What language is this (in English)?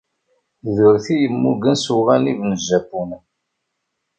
Kabyle